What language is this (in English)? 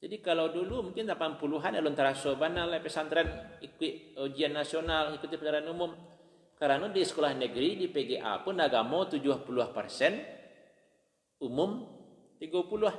Malay